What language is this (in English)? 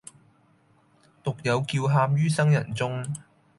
Cantonese